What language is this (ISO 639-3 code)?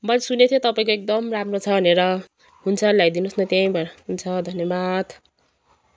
nep